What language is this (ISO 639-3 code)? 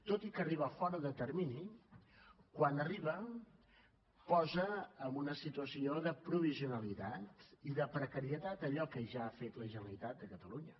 cat